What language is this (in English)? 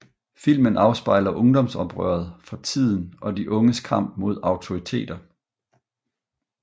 Danish